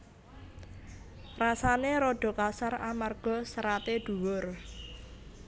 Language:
Javanese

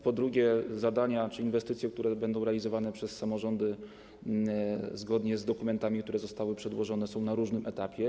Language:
Polish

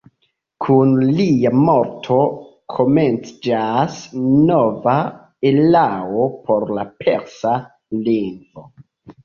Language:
Esperanto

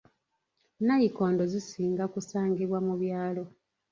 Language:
Ganda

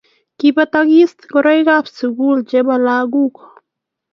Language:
Kalenjin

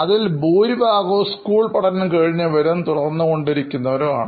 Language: Malayalam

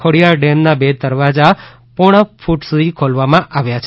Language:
Gujarati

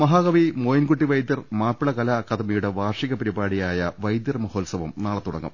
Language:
Malayalam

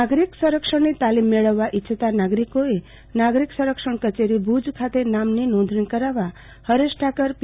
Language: Gujarati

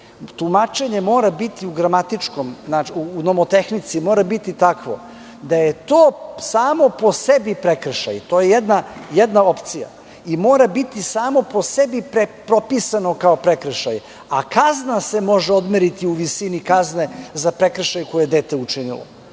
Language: Serbian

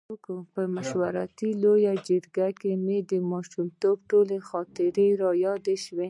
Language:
Pashto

